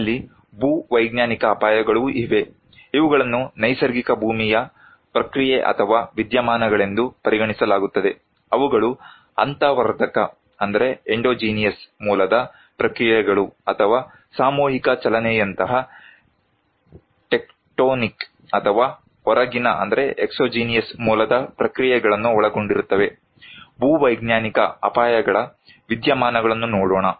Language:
Kannada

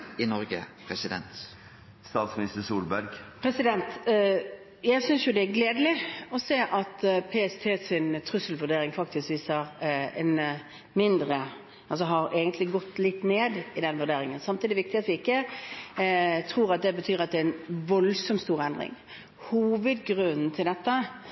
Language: Norwegian Bokmål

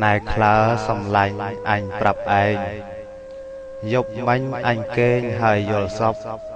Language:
Thai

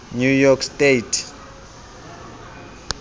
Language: Southern Sotho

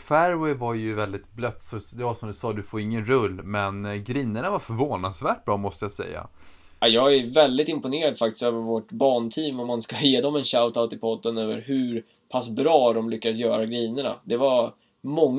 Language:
Swedish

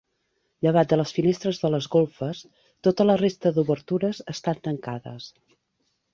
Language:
Catalan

